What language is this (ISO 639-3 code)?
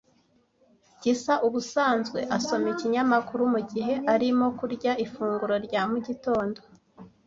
kin